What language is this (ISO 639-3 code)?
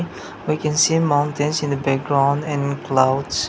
eng